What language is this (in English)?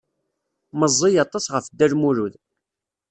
Kabyle